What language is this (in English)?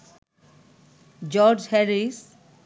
Bangla